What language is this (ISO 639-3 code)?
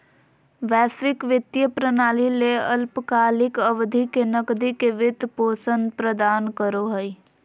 mag